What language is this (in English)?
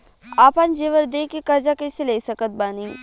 Bhojpuri